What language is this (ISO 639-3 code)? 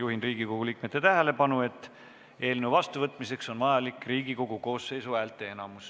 est